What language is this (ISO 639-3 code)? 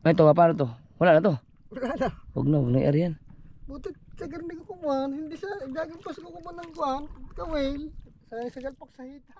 fil